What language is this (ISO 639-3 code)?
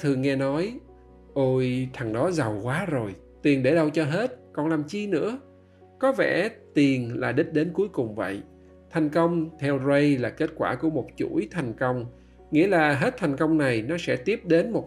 vie